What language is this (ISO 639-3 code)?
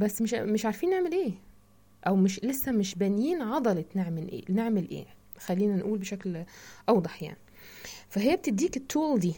ara